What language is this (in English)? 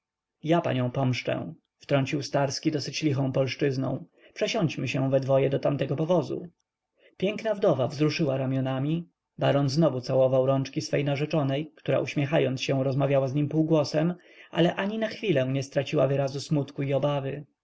Polish